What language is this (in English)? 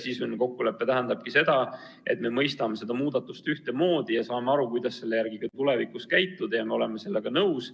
Estonian